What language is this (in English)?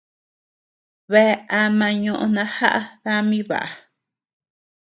Tepeuxila Cuicatec